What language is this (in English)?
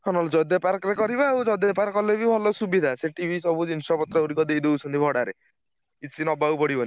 Odia